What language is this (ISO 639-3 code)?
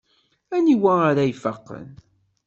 kab